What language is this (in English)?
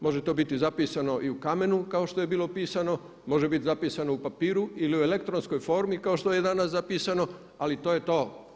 Croatian